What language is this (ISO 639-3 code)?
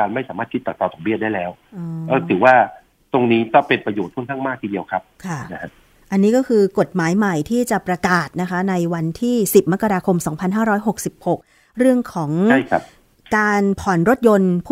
tha